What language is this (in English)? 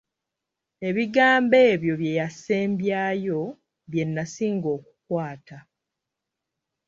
Ganda